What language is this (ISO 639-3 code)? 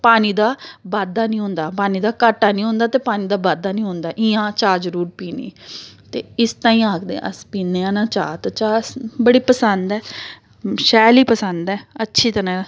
doi